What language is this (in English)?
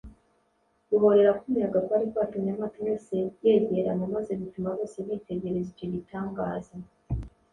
Kinyarwanda